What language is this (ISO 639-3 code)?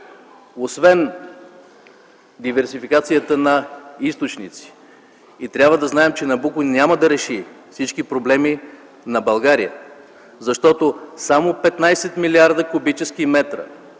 bul